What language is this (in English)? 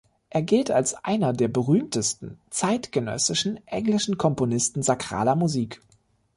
German